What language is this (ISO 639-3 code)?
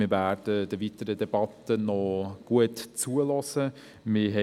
gsw